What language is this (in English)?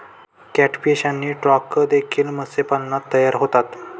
Marathi